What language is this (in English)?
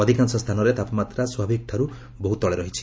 Odia